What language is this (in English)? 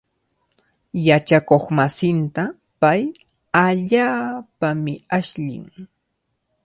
Cajatambo North Lima Quechua